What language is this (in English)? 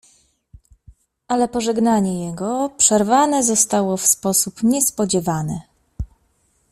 Polish